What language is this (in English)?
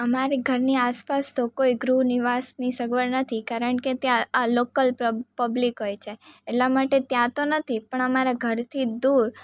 Gujarati